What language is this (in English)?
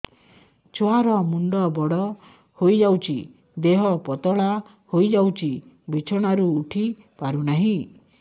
Odia